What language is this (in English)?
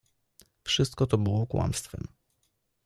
Polish